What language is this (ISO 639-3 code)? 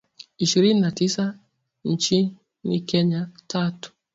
swa